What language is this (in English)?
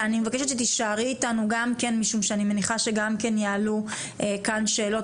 Hebrew